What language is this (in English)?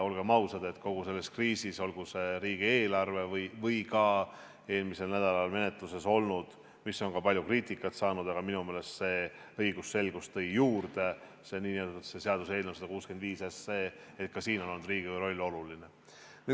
Estonian